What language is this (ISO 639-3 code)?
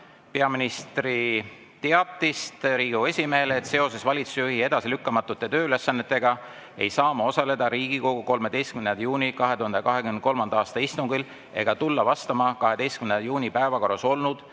est